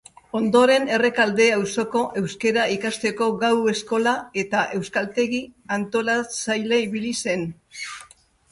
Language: Basque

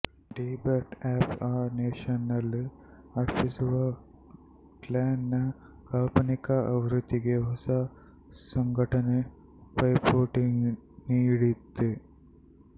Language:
Kannada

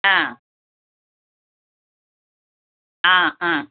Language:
Malayalam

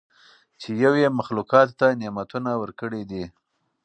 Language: Pashto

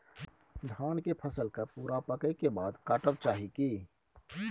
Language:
Maithili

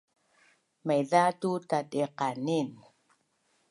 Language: Bunun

